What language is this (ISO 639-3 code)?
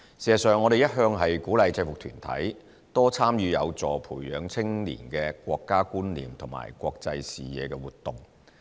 yue